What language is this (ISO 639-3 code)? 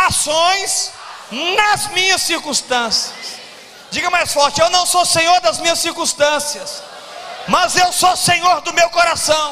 por